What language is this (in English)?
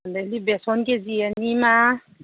Manipuri